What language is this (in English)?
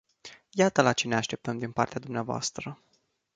Romanian